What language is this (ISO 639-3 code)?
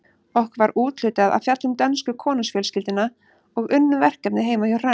isl